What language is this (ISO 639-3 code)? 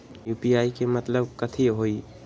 mag